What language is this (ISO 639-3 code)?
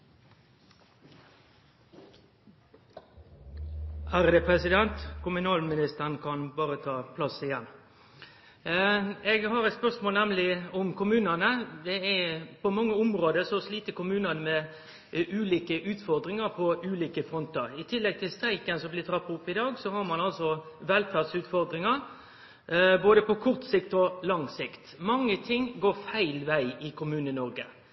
nno